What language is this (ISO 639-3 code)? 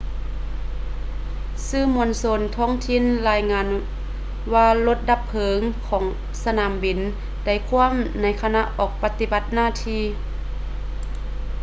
lao